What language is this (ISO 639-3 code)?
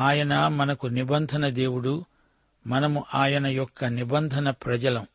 tel